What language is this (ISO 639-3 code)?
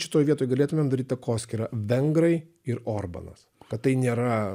lit